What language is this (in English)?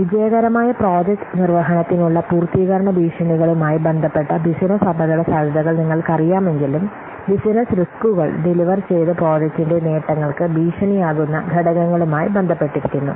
Malayalam